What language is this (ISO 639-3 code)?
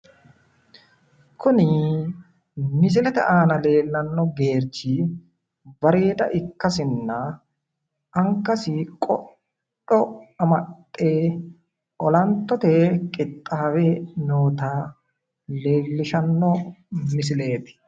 sid